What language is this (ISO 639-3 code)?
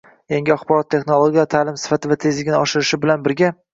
uzb